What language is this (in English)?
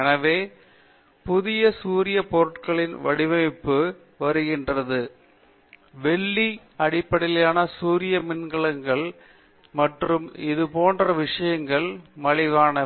Tamil